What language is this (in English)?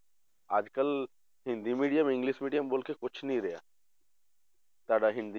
Punjabi